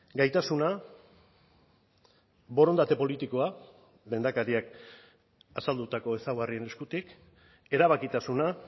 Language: Basque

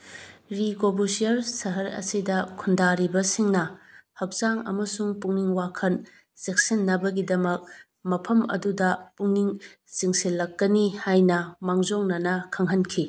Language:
Manipuri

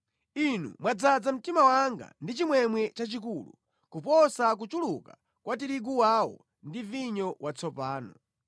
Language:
Nyanja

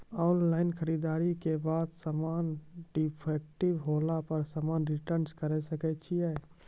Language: Maithili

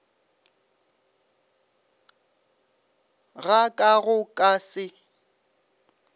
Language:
Northern Sotho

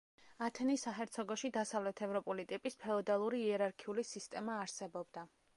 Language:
Georgian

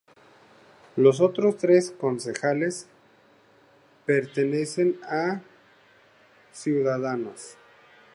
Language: Spanish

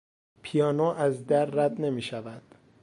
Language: Persian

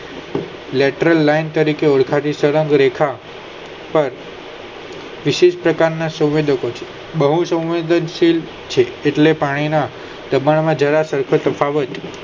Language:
Gujarati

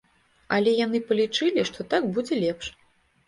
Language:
Belarusian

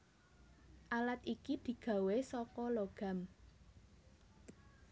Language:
Javanese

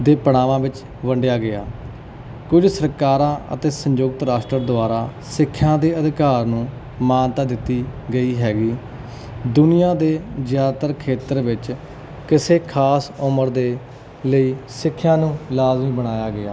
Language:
Punjabi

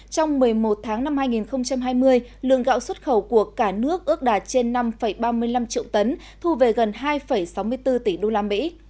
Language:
Vietnamese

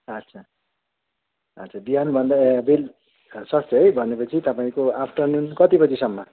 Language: Nepali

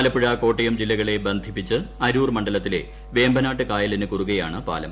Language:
Malayalam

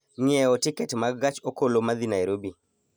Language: Luo (Kenya and Tanzania)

